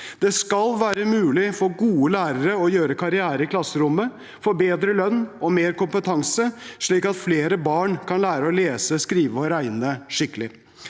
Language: Norwegian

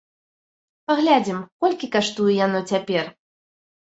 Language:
Belarusian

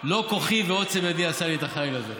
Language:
Hebrew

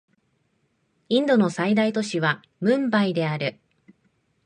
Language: Japanese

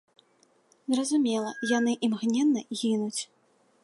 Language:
Belarusian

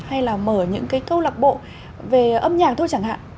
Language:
Vietnamese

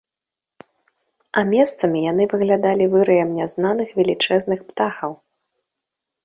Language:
Belarusian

